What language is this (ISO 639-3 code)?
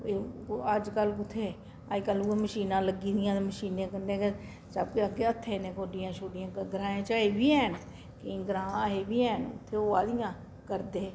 doi